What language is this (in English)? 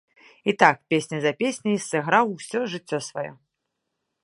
Belarusian